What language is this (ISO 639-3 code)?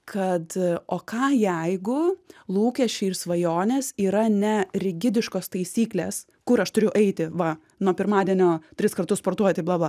lit